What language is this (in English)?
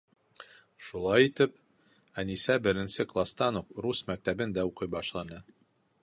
Bashkir